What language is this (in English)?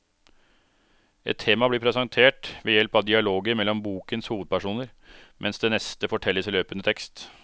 Norwegian